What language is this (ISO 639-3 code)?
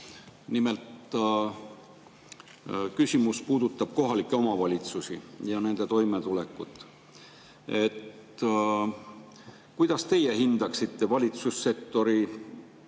est